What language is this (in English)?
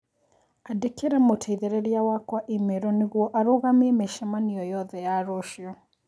Kikuyu